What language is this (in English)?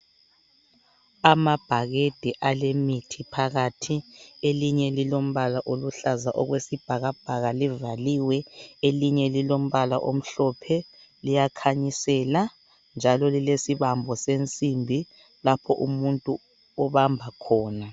North Ndebele